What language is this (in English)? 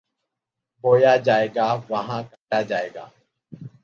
Urdu